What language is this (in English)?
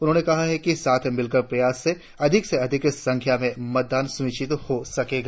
Hindi